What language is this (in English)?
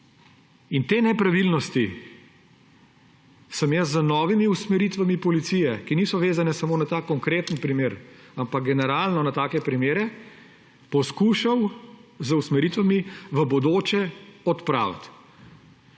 Slovenian